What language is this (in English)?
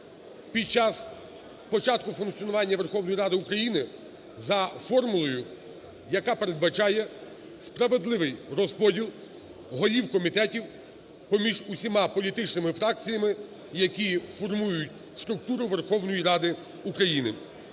Ukrainian